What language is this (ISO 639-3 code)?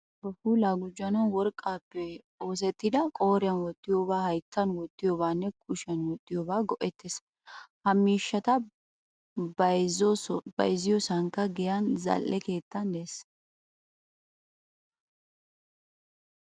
wal